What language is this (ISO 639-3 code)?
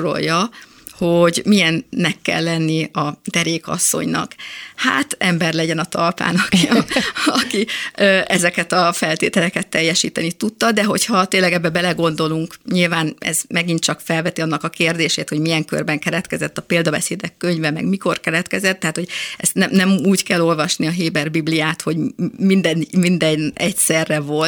hun